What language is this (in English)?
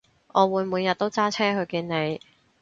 Cantonese